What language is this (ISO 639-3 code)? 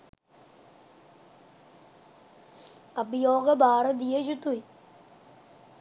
sin